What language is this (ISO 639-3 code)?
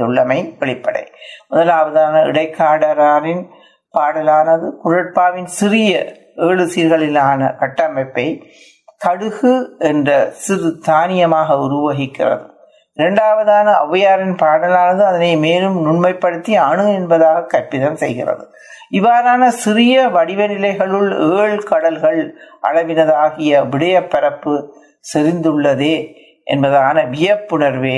tam